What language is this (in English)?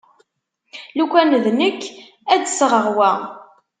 Kabyle